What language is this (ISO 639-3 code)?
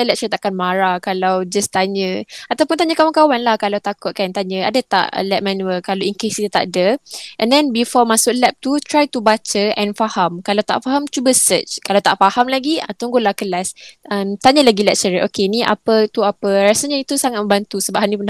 msa